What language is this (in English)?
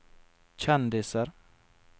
Norwegian